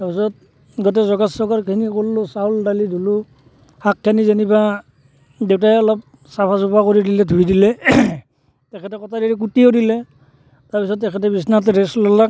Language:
Assamese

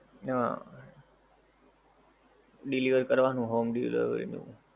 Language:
Gujarati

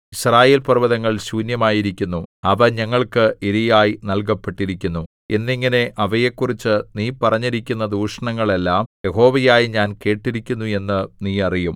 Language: Malayalam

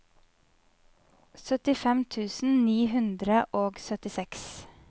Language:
Norwegian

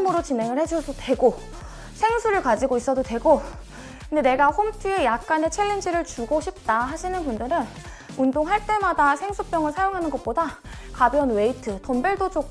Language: Korean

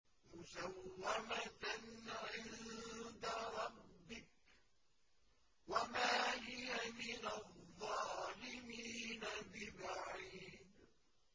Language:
Arabic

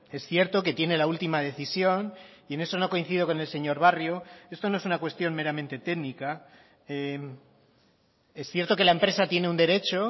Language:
Spanish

